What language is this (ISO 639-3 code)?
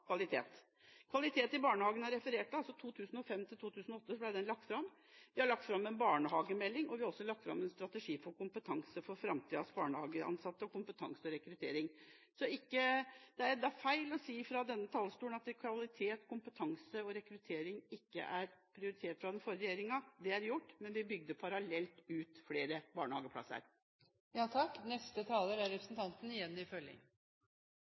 nor